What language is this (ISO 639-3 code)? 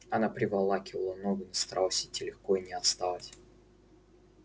rus